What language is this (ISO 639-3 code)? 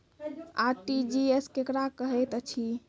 mai